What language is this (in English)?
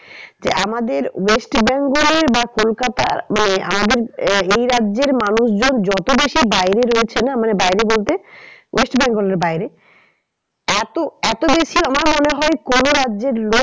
Bangla